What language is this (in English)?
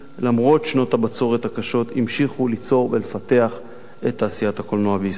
Hebrew